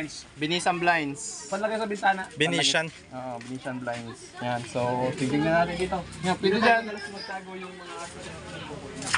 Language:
Filipino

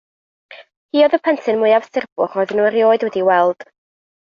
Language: Welsh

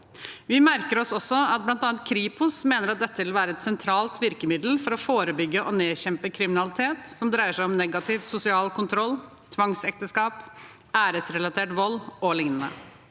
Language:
Norwegian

